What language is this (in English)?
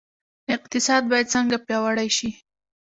Pashto